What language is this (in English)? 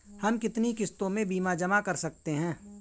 Hindi